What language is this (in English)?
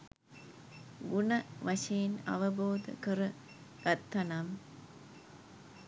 Sinhala